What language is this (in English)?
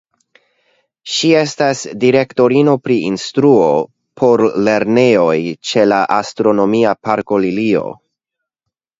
Esperanto